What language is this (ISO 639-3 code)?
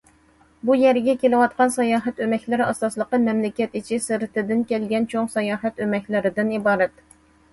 uig